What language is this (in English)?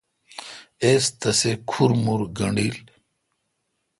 Kalkoti